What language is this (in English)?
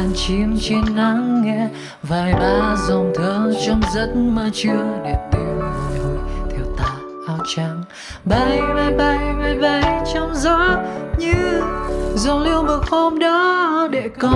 Vietnamese